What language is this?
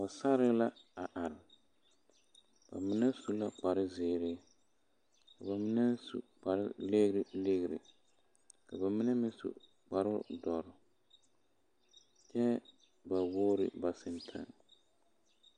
Southern Dagaare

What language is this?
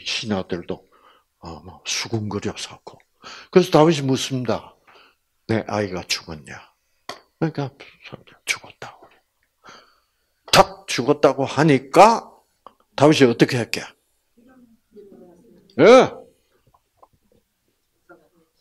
Korean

